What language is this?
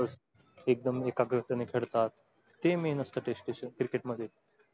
Marathi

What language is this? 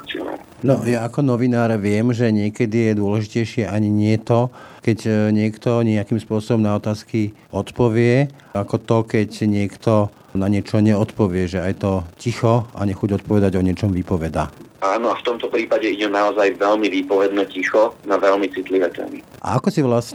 Slovak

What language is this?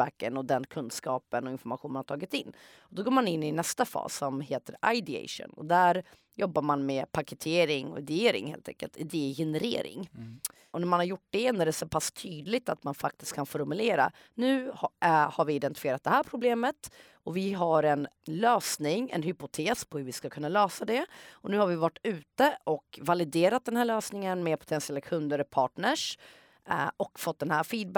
Swedish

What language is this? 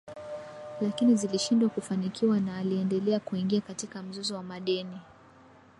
Swahili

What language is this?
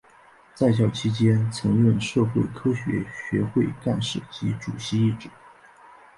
Chinese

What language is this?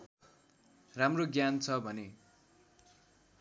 Nepali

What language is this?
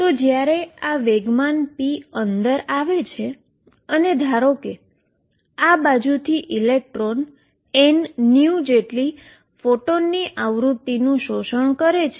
Gujarati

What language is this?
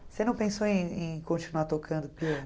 Portuguese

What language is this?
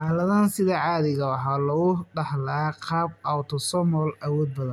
Somali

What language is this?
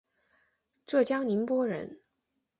Chinese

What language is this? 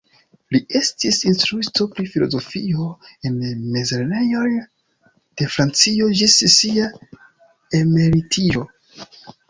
Esperanto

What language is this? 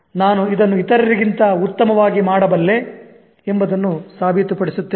Kannada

